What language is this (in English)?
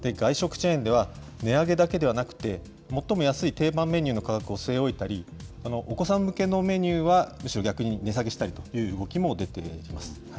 Japanese